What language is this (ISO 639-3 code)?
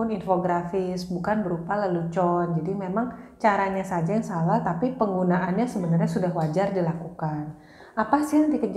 ind